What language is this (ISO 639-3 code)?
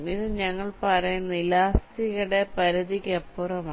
mal